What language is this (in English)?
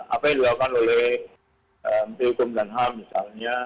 Indonesian